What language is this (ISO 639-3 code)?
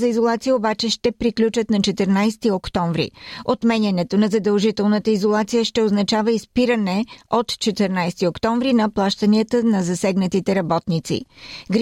bul